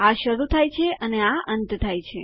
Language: Gujarati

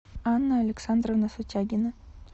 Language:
Russian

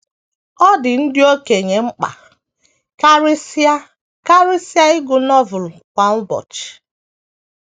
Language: Igbo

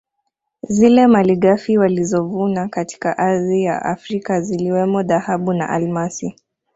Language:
Swahili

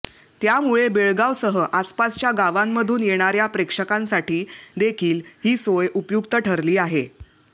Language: Marathi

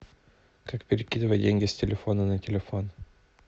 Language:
Russian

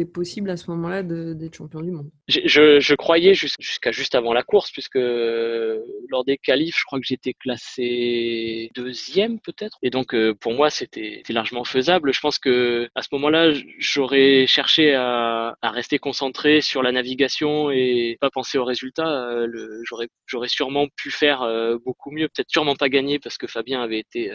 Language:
French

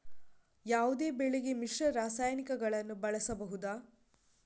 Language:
Kannada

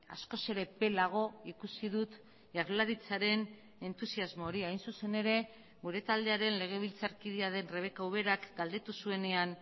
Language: Basque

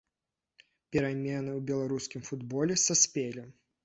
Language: Belarusian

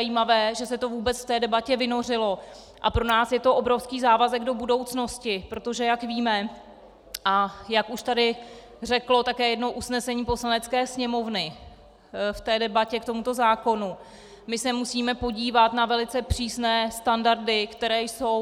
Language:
Czech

